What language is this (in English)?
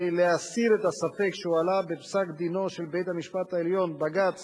Hebrew